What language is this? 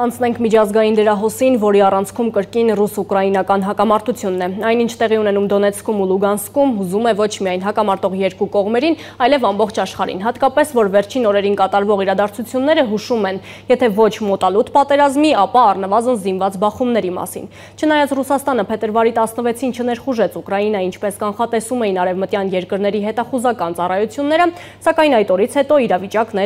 Romanian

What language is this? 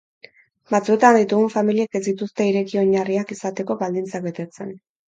Basque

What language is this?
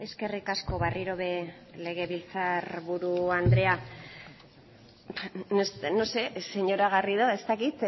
Basque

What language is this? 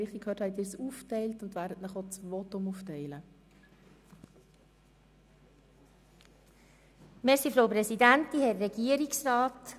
Swiss German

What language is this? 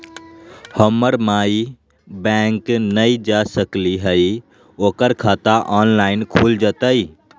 Magahi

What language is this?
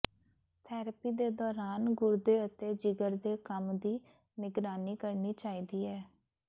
Punjabi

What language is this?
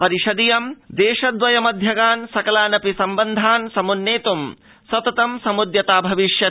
Sanskrit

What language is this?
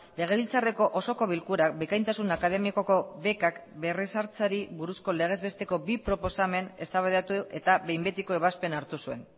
Basque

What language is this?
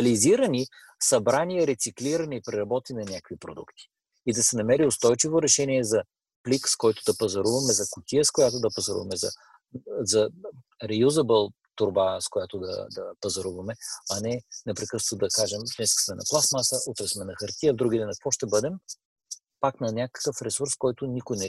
Bulgarian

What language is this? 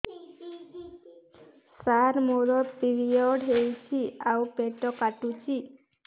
Odia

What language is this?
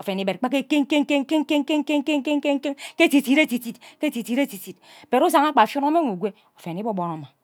Ubaghara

